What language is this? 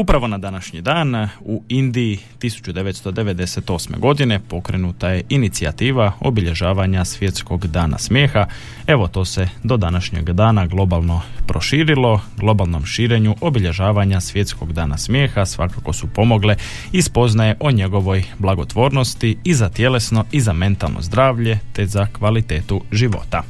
Croatian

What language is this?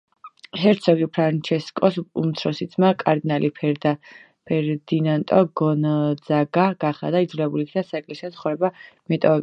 Georgian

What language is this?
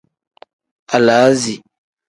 Tem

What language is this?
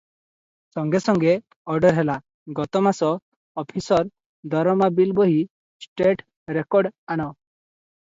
Odia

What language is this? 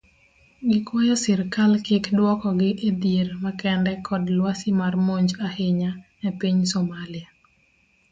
Luo (Kenya and Tanzania)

